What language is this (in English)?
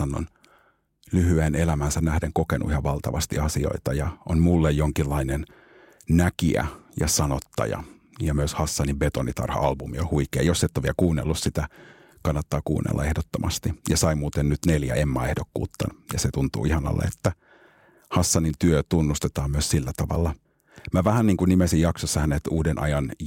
Finnish